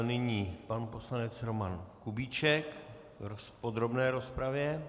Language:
Czech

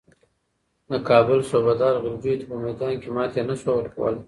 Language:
Pashto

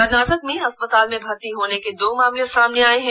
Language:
Hindi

